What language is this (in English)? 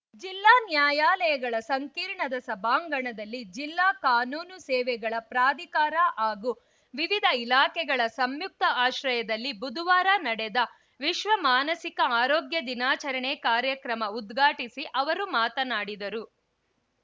Kannada